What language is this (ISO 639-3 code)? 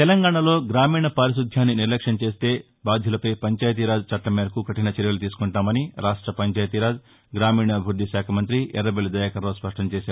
tel